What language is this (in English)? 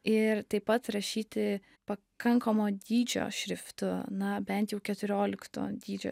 Lithuanian